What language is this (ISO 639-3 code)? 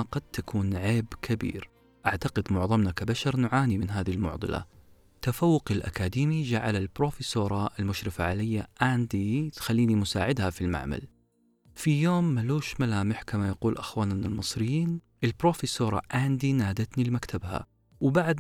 ara